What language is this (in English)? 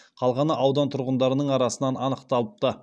Kazakh